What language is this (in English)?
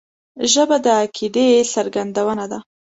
Pashto